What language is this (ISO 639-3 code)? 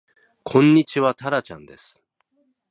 jpn